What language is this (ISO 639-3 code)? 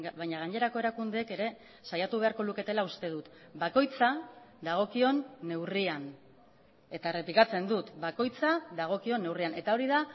eus